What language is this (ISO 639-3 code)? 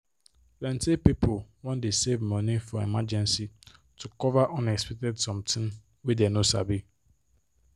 pcm